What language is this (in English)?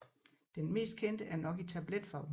Danish